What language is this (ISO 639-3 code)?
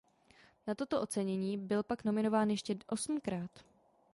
ces